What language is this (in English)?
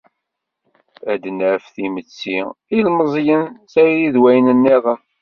Kabyle